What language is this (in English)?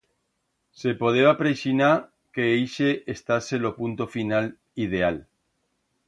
Aragonese